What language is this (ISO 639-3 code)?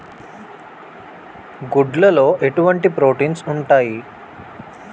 tel